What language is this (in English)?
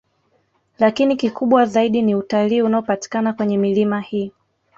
Swahili